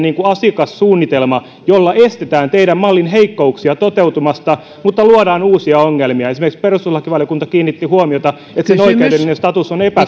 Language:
Finnish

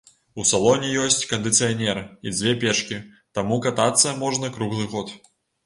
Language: Belarusian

